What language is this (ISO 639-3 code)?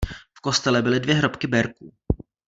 ces